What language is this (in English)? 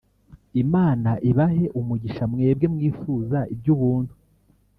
Kinyarwanda